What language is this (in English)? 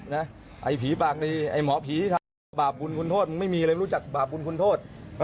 Thai